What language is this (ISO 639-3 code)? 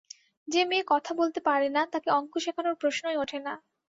ben